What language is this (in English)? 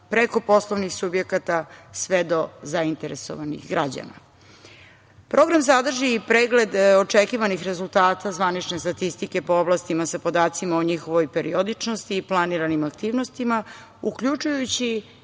Serbian